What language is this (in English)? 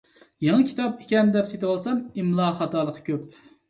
Uyghur